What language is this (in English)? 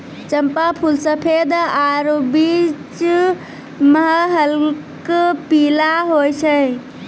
Maithili